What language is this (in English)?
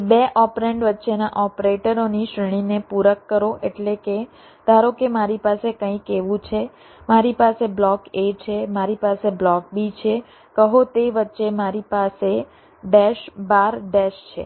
Gujarati